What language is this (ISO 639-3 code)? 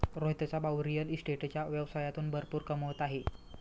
mar